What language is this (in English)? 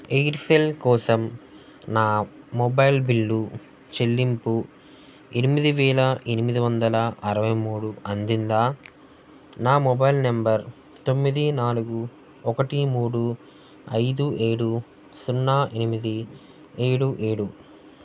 Telugu